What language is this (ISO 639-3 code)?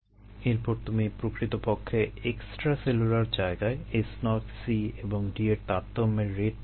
ben